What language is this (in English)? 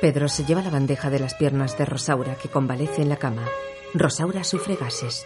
Spanish